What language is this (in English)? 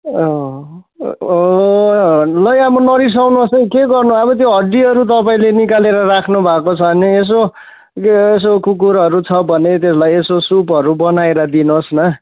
Nepali